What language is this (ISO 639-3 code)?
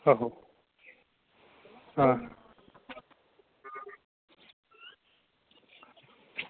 doi